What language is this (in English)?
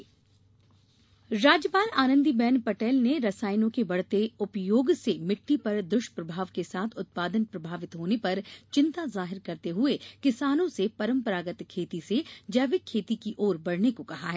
Hindi